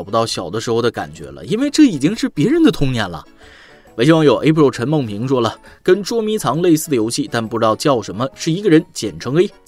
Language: Chinese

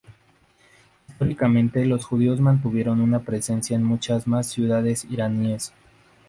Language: Spanish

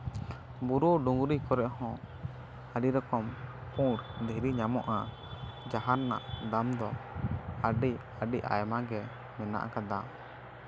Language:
Santali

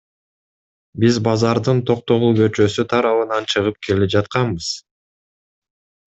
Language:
Kyrgyz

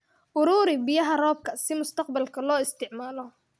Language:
Somali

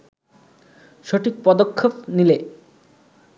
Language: Bangla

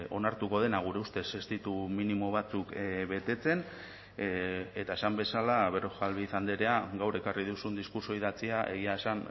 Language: Basque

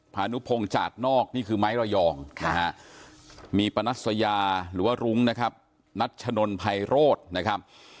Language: Thai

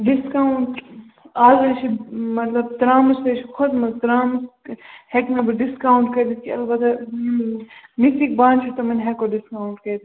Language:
Kashmiri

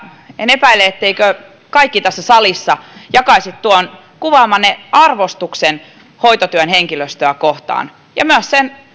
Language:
Finnish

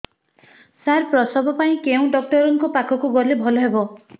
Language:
Odia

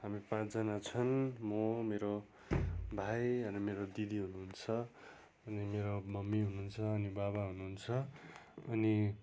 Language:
Nepali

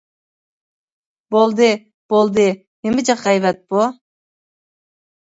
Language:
Uyghur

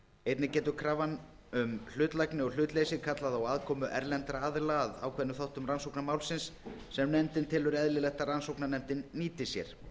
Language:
Icelandic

